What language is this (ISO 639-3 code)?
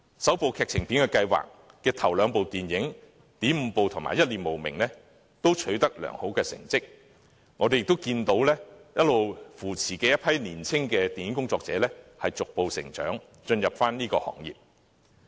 yue